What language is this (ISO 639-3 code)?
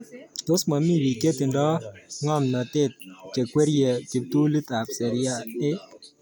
kln